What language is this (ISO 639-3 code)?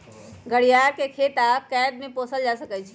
mag